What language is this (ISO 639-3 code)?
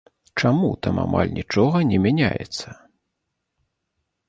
bel